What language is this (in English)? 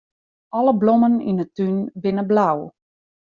Western Frisian